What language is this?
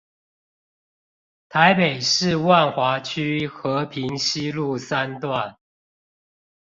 Chinese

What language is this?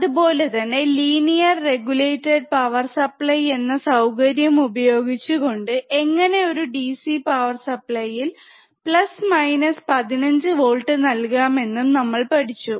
Malayalam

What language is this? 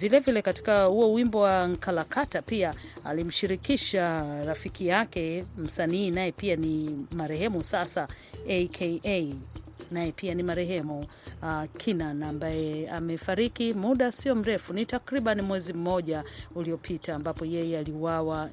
Swahili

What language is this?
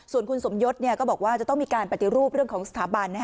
Thai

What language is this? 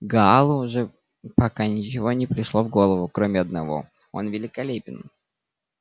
Russian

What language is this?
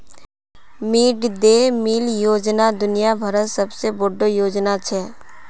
Magahi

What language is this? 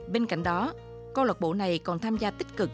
Vietnamese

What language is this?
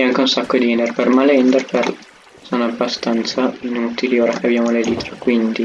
Italian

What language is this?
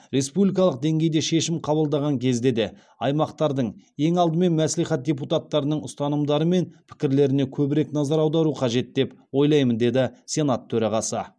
Kazakh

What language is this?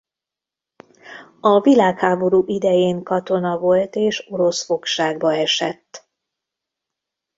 Hungarian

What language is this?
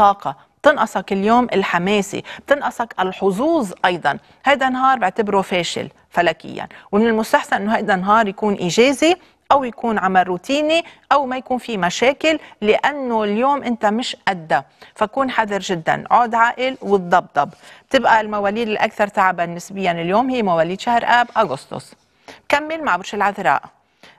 Arabic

